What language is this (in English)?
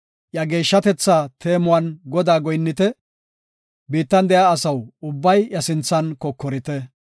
Gofa